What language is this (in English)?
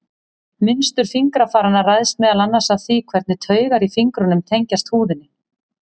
Icelandic